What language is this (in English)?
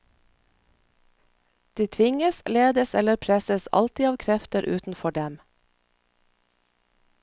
Norwegian